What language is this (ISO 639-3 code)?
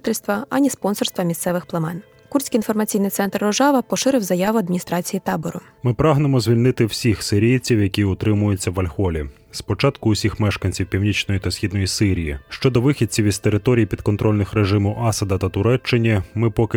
ukr